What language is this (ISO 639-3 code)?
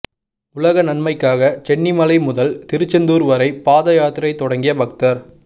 tam